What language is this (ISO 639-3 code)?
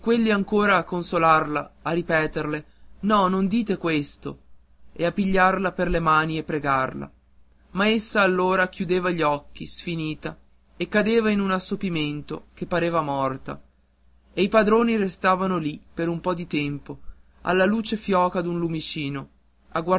ita